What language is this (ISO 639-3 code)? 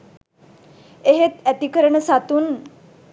sin